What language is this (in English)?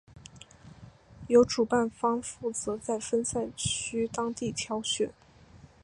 Chinese